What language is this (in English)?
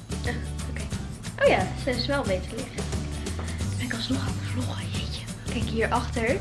Dutch